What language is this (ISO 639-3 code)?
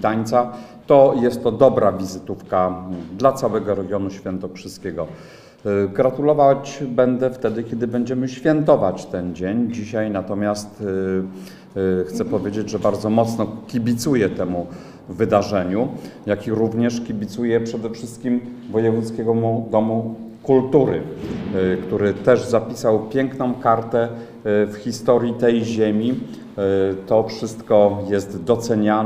pol